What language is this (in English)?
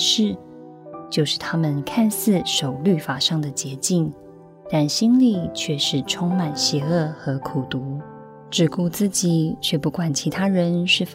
Chinese